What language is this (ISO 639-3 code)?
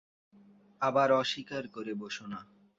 ben